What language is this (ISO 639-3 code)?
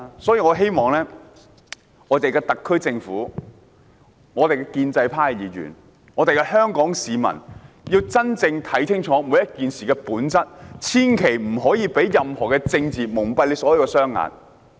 yue